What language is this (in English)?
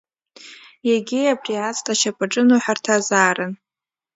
Abkhazian